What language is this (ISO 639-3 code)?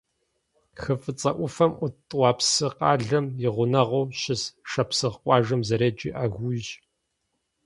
kbd